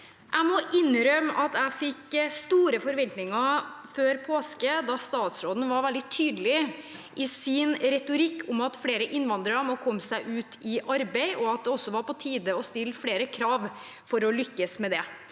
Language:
Norwegian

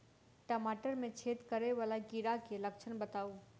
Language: Maithili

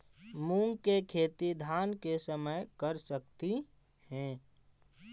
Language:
Magahi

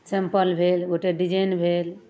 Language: Maithili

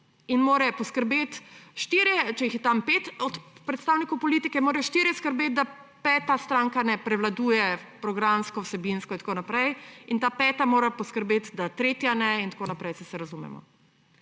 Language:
Slovenian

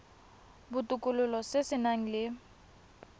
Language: Tswana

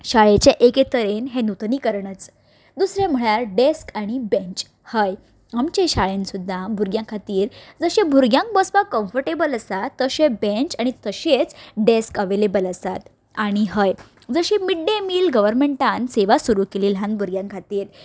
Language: Konkani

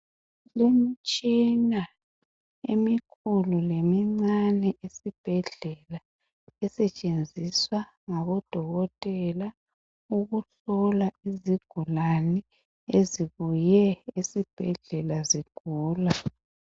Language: North Ndebele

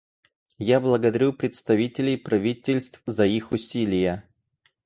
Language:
Russian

